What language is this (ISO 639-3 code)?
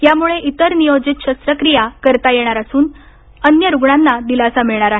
mar